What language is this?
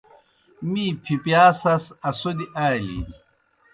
Kohistani Shina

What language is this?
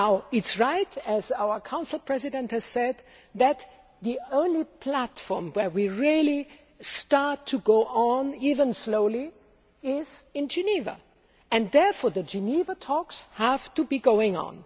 English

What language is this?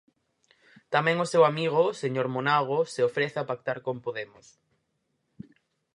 Galician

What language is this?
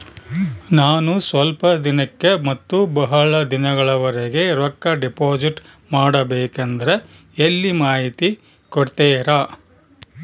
Kannada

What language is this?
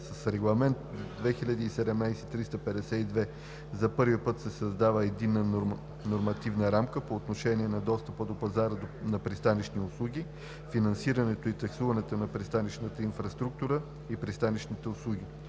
Bulgarian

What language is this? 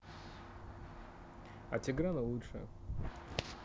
Russian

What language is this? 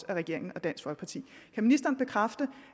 Danish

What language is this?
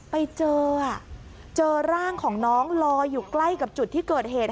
Thai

